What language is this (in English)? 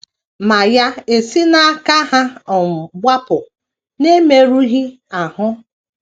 Igbo